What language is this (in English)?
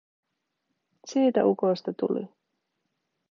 Finnish